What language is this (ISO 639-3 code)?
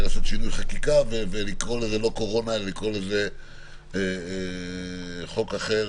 heb